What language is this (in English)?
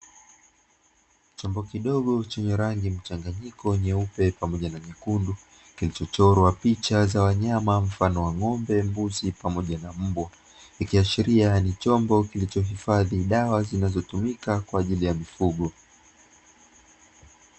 Swahili